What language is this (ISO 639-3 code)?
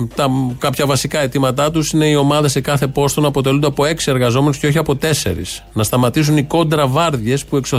ell